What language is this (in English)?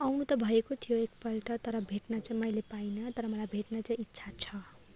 Nepali